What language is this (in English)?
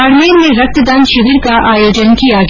Hindi